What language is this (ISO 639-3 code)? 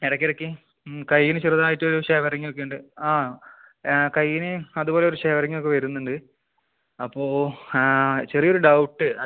mal